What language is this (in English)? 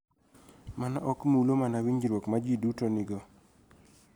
Luo (Kenya and Tanzania)